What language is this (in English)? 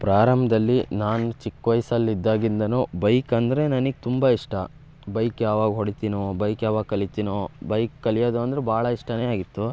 Kannada